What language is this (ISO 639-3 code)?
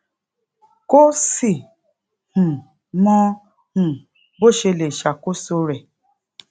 yor